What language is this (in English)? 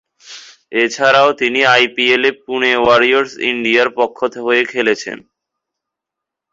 Bangla